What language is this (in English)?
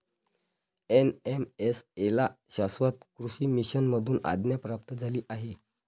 Marathi